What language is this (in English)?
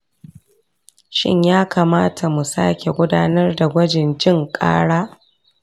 Hausa